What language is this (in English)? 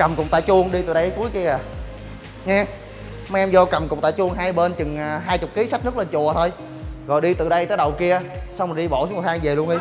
Vietnamese